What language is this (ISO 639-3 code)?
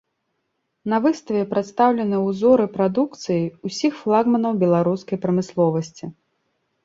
bel